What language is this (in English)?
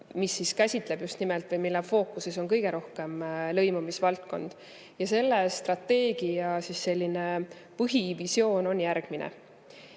Estonian